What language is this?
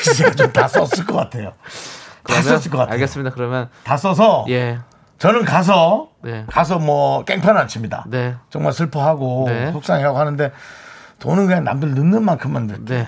Korean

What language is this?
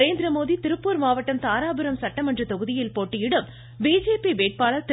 Tamil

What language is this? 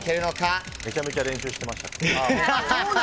Japanese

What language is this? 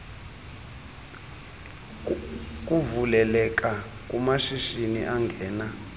Xhosa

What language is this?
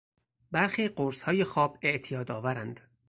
Persian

